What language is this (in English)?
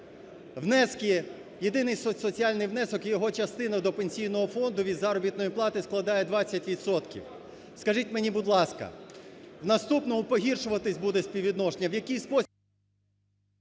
Ukrainian